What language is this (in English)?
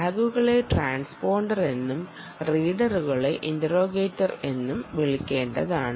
Malayalam